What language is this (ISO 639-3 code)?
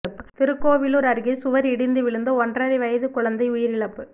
tam